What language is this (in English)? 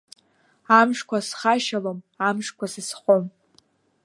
Abkhazian